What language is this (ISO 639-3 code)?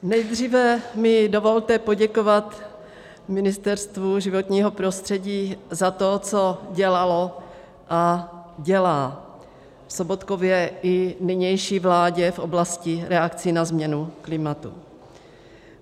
ces